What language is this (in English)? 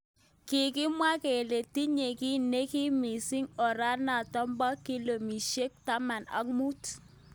Kalenjin